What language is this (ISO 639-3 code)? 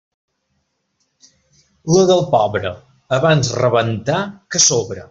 cat